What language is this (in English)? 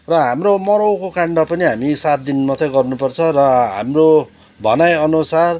Nepali